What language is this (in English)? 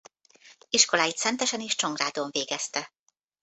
Hungarian